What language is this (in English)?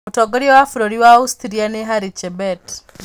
Kikuyu